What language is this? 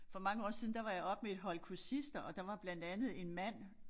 Danish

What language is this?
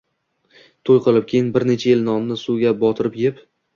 Uzbek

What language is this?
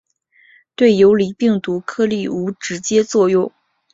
Chinese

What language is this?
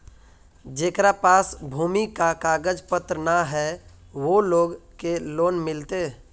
Magahi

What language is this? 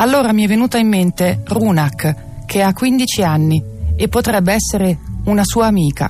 Italian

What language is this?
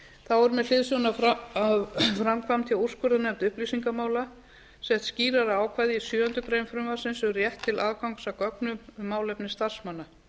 Icelandic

